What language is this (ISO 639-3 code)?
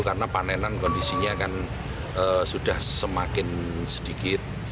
ind